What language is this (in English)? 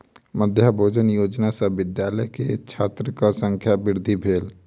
Maithili